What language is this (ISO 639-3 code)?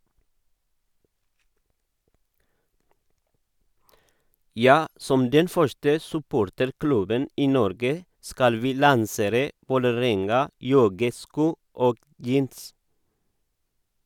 nor